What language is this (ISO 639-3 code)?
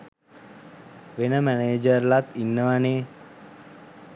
sin